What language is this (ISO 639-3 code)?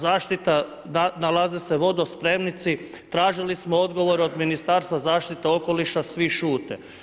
hrv